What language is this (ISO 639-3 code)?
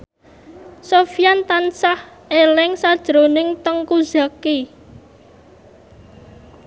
jav